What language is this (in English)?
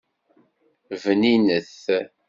Kabyle